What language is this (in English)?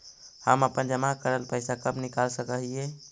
Magahi